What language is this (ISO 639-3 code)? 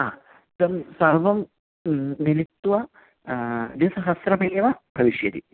san